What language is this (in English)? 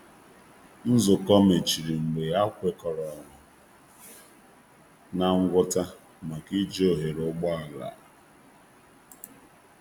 Igbo